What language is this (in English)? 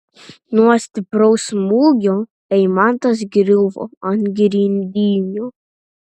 Lithuanian